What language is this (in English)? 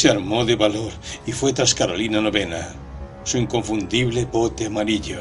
Spanish